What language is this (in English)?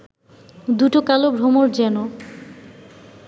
Bangla